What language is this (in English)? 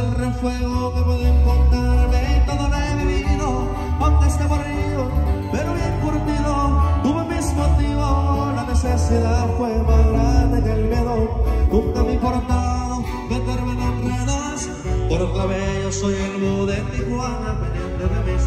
Spanish